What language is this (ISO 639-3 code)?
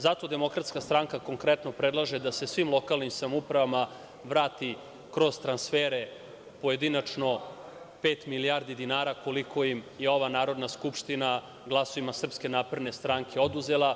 srp